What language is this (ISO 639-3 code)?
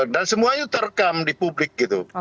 ind